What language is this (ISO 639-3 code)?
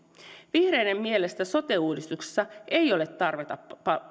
fin